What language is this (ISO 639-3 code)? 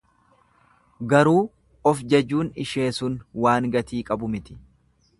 orm